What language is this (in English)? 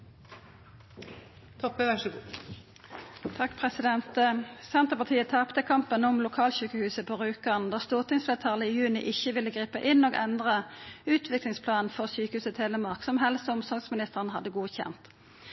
Norwegian